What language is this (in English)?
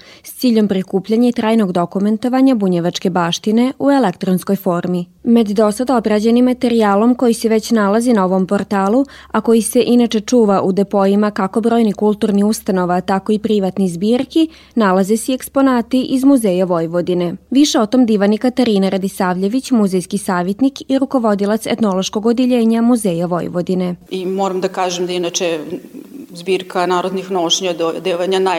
Croatian